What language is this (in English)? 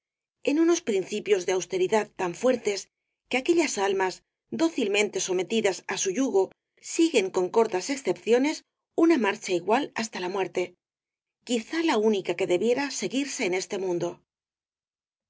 Spanish